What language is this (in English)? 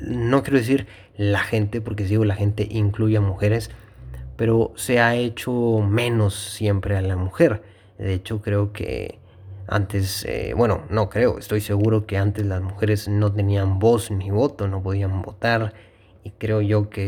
Spanish